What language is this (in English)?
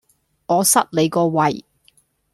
Cantonese